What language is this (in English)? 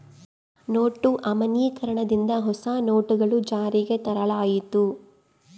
Kannada